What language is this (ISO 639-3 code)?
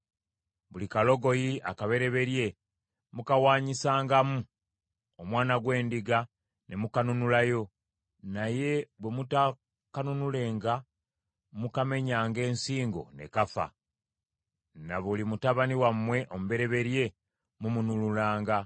lug